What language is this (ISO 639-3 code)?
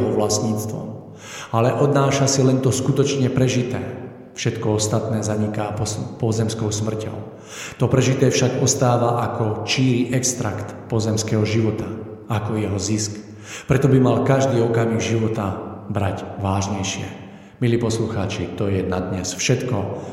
slk